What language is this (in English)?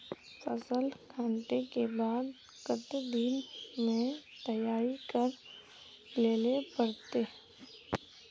Magahi